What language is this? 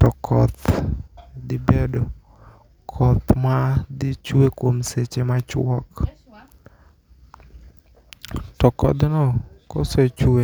Luo (Kenya and Tanzania)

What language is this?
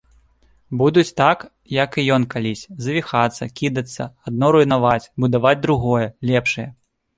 Belarusian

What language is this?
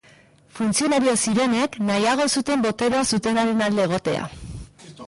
Basque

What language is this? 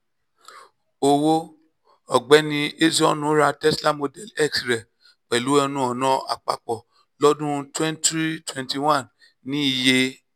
Yoruba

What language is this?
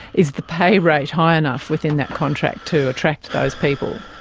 English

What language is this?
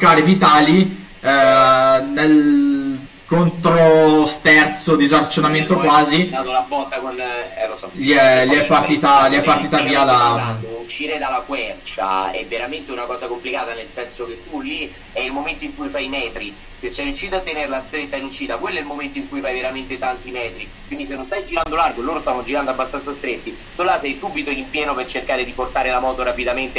Italian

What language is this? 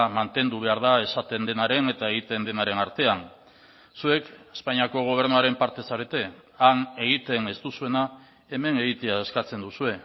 Basque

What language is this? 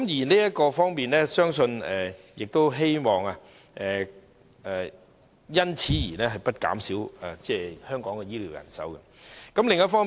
Cantonese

